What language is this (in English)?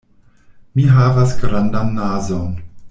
Esperanto